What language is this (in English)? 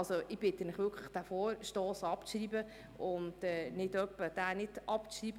Swiss German